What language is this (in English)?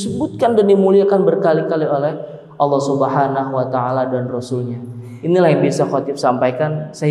Indonesian